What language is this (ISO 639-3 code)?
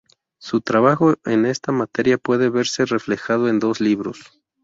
spa